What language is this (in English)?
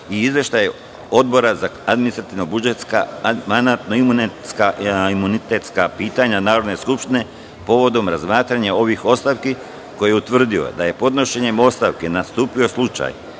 Serbian